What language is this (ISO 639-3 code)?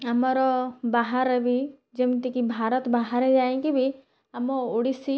ori